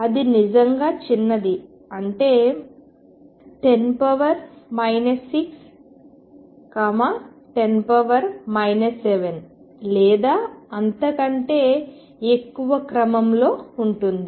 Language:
Telugu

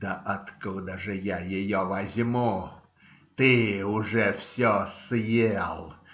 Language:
Russian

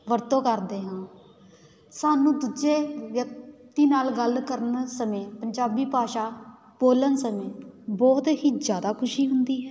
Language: Punjabi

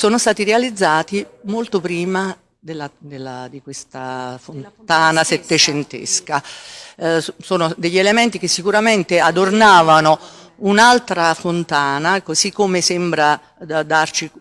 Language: Italian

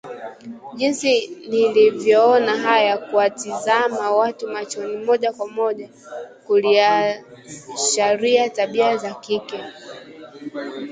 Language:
Swahili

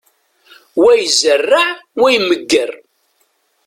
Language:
Kabyle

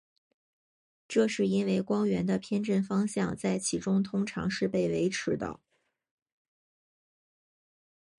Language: Chinese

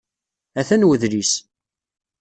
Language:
Kabyle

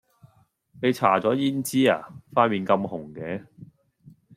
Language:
Cantonese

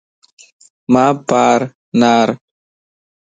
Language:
Lasi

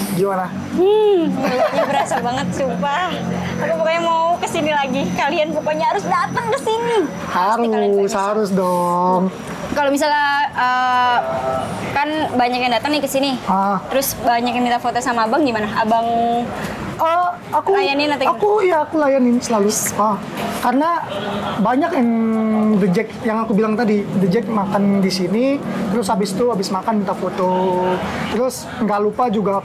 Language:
Indonesian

